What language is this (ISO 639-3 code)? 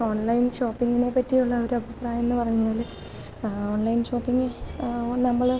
mal